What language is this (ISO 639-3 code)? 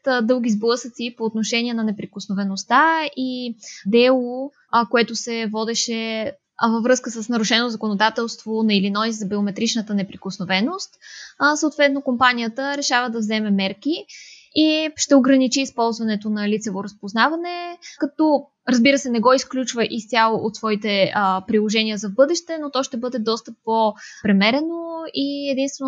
bul